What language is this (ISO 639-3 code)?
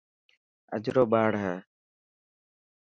mki